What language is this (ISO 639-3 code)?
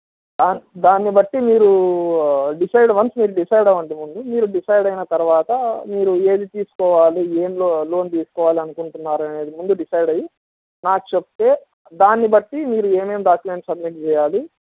tel